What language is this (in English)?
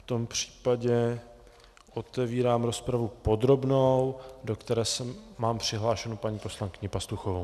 Czech